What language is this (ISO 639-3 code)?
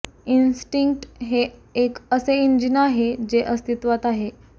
mar